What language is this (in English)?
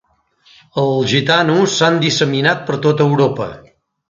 Catalan